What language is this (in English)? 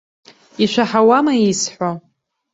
Abkhazian